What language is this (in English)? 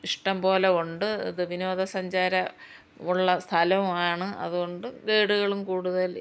Malayalam